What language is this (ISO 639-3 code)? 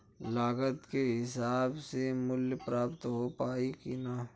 bho